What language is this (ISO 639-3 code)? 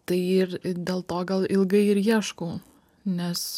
lit